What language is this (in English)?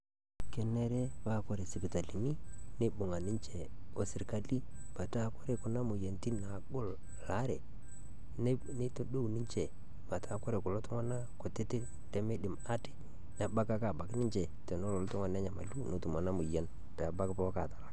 Masai